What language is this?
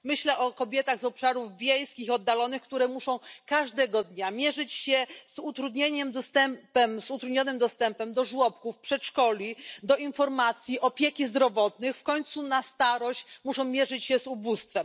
Polish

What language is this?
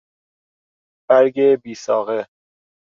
Persian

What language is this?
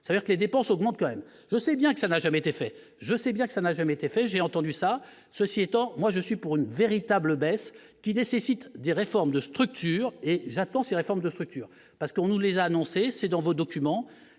French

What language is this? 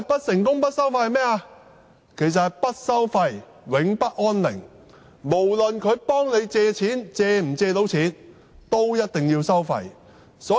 Cantonese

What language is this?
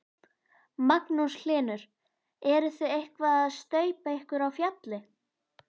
Icelandic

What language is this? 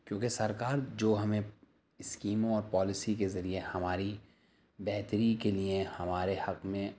Urdu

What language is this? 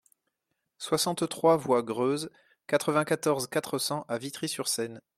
French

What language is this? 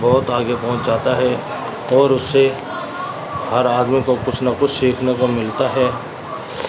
Urdu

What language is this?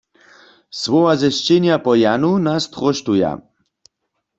Upper Sorbian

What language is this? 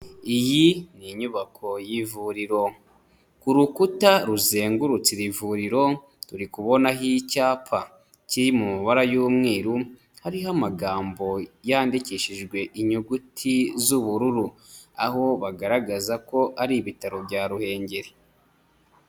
Kinyarwanda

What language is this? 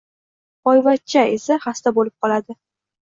Uzbek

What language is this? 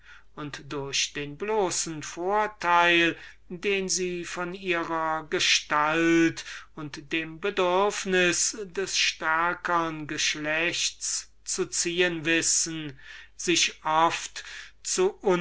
German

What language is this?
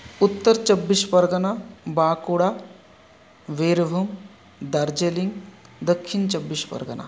Sanskrit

